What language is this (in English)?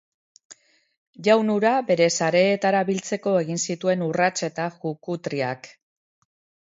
Basque